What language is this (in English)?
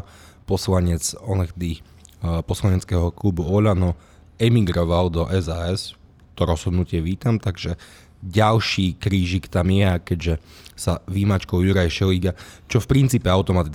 Slovak